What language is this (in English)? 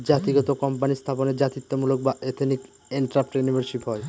Bangla